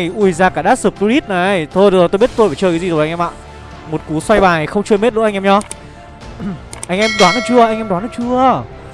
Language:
Vietnamese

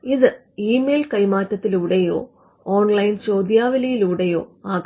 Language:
Malayalam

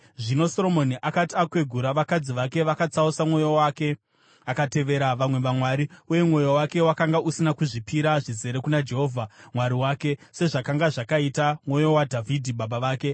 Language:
Shona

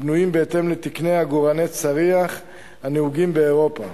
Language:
Hebrew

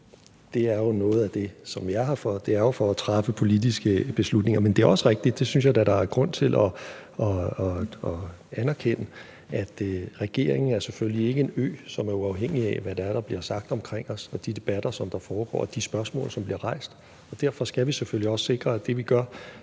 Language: Danish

